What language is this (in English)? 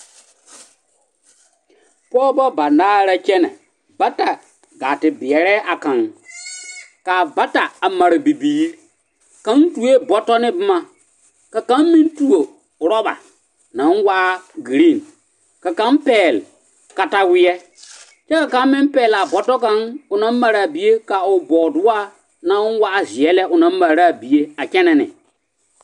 Southern Dagaare